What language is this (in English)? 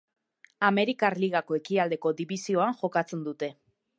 Basque